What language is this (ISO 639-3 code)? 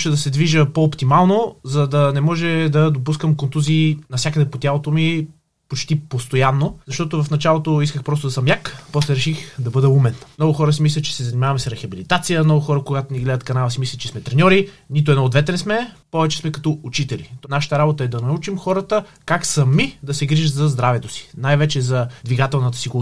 bul